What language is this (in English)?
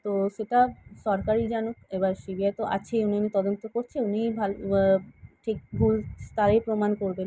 Bangla